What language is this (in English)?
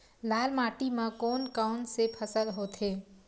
Chhattisgarhi